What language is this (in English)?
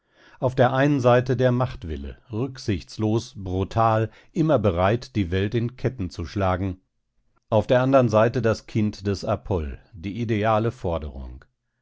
German